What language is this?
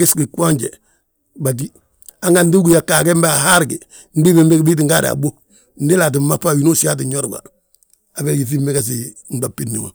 Balanta-Ganja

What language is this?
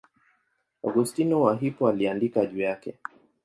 Swahili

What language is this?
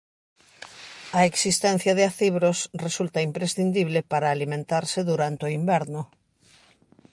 Galician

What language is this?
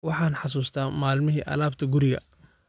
Somali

